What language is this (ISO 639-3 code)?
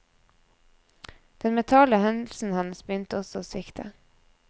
nor